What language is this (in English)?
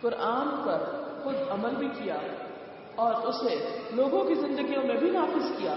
Urdu